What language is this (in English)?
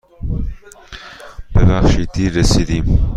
Persian